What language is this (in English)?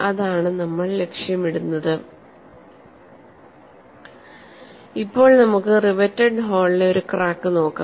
Malayalam